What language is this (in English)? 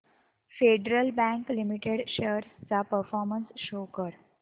Marathi